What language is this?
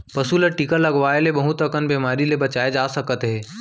Chhattisgarhi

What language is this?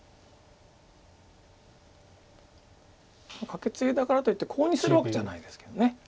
Japanese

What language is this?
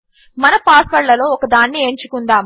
Telugu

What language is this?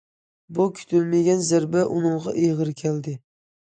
Uyghur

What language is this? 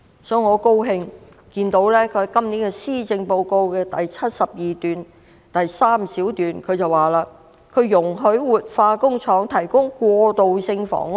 Cantonese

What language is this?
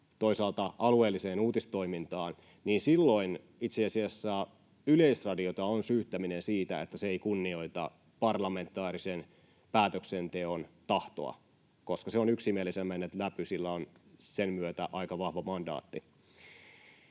Finnish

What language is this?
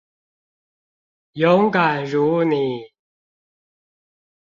Chinese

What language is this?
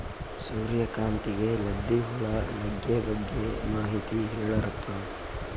Kannada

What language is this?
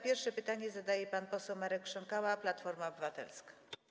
Polish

